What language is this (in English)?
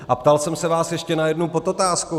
Czech